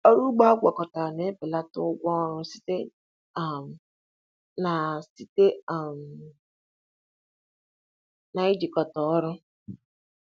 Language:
Igbo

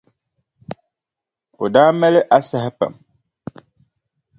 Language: Dagbani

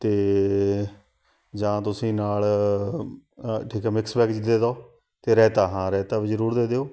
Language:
Punjabi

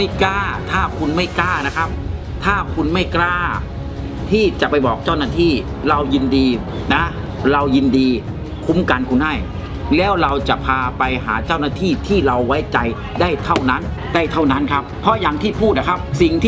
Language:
Thai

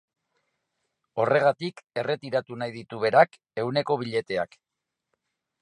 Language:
Basque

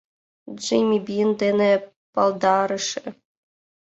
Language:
Mari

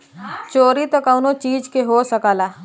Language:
Bhojpuri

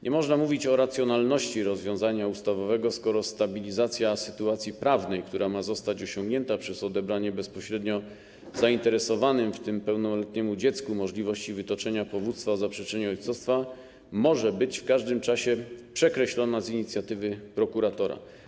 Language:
Polish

